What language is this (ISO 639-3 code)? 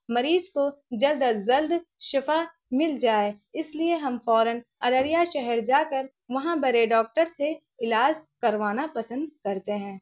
urd